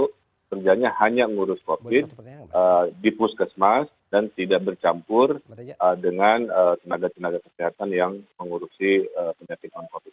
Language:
Indonesian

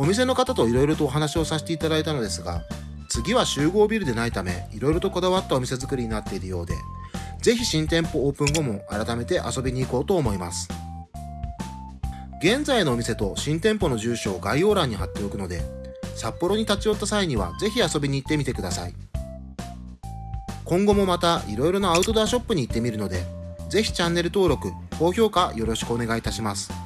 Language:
Japanese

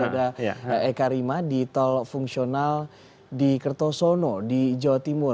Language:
Indonesian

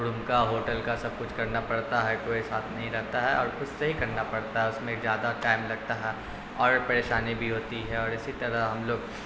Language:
Urdu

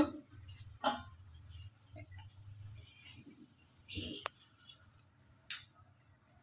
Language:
Hindi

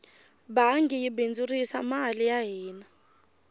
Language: Tsonga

